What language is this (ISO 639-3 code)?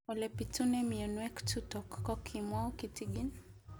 kln